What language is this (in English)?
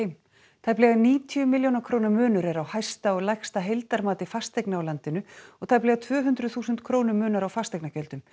Icelandic